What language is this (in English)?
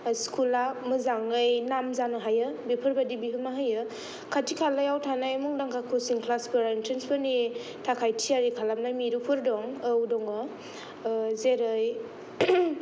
Bodo